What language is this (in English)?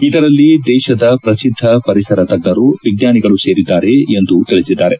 Kannada